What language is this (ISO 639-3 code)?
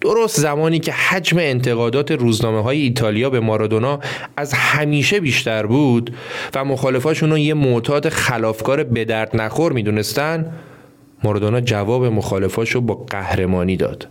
fas